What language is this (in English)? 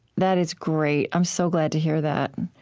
English